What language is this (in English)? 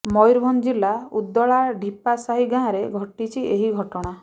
Odia